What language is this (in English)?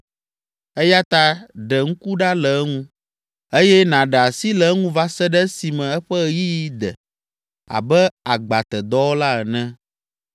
Ewe